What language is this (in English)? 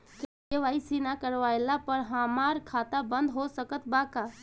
Bhojpuri